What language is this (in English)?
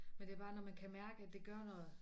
Danish